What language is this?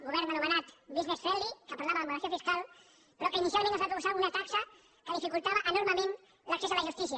Catalan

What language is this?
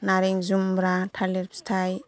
Bodo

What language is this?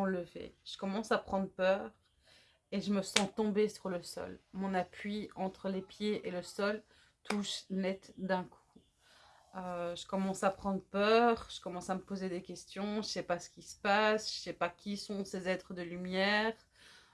French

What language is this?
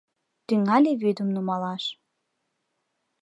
Mari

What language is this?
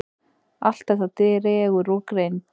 Icelandic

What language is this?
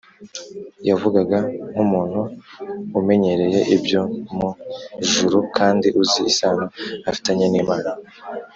Kinyarwanda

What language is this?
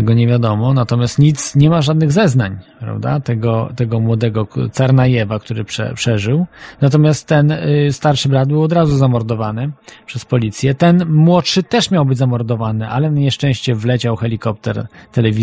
Polish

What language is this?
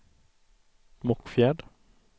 Swedish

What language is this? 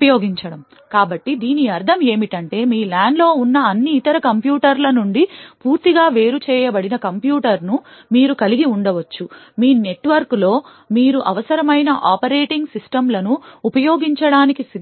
Telugu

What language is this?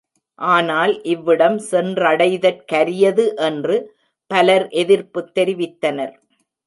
Tamil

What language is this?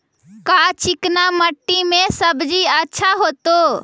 Magahi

